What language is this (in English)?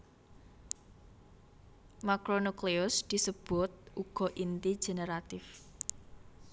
Javanese